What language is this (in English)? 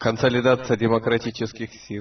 Russian